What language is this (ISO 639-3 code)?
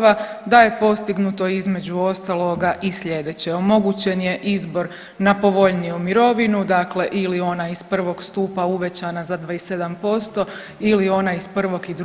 hrv